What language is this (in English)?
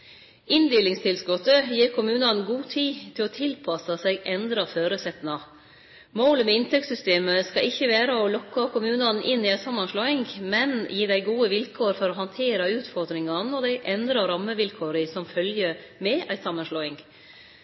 Norwegian Nynorsk